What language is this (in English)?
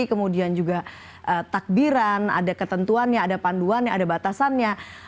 Indonesian